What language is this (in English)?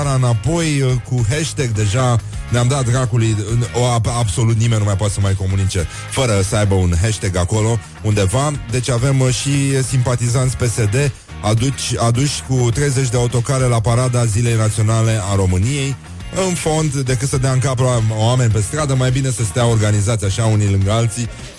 Romanian